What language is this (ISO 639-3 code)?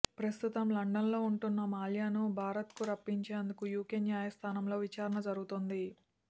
tel